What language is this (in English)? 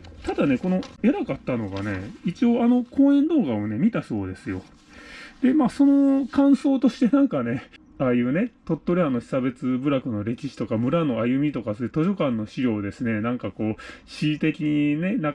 Japanese